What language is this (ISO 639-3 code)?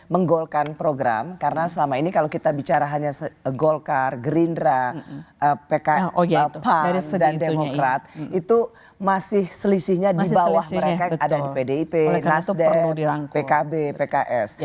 ind